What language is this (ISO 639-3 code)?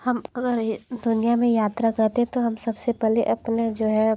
hin